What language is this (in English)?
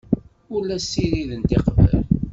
Kabyle